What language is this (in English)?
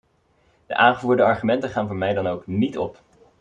Dutch